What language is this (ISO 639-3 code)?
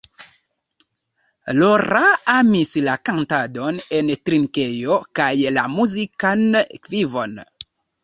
epo